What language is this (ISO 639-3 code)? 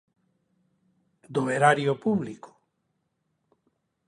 glg